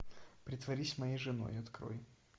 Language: Russian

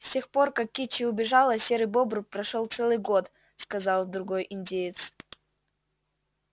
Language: Russian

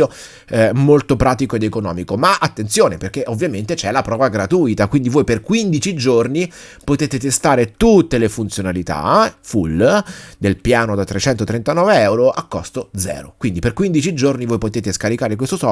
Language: Italian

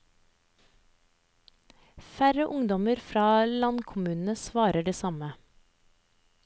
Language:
Norwegian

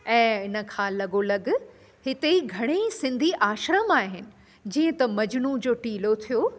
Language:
Sindhi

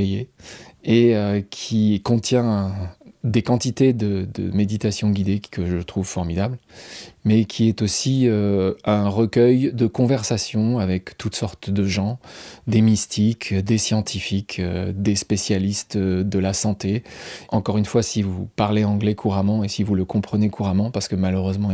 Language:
French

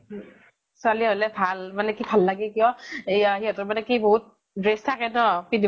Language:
Assamese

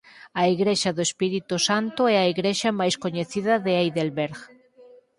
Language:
Galician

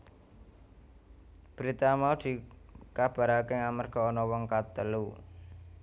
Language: Javanese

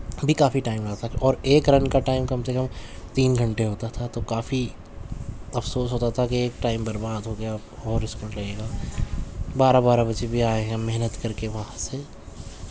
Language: Urdu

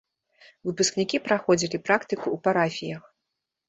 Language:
Belarusian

